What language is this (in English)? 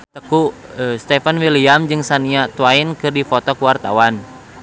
Sundanese